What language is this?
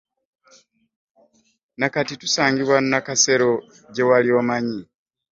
Ganda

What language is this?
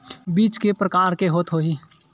Chhattisgarhi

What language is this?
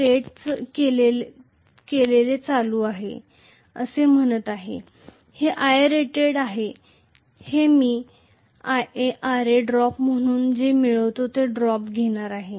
Marathi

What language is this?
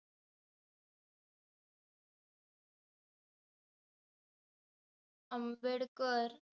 Marathi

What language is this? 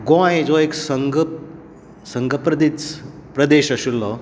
Konkani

